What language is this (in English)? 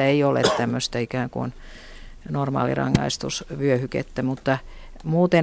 Finnish